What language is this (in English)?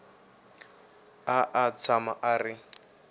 Tsonga